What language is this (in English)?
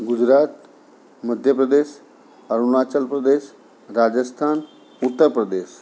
Gujarati